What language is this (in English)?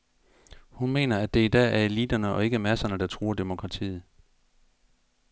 Danish